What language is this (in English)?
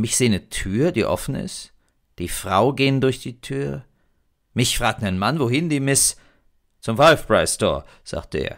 German